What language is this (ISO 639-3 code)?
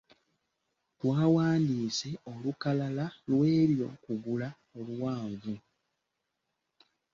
lug